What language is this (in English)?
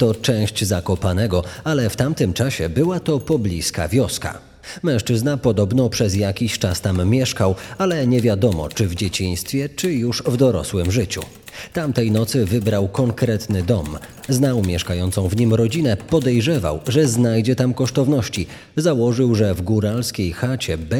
Polish